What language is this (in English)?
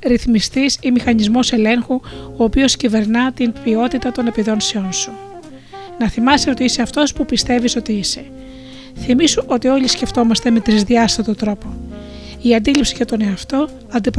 Greek